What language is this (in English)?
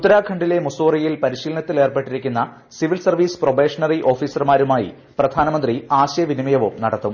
Malayalam